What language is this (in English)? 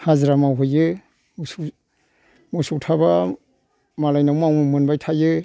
Bodo